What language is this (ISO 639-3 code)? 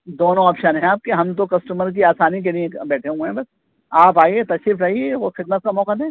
urd